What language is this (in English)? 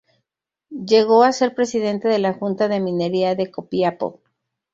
Spanish